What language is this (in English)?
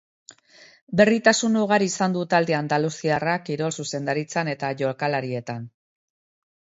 Basque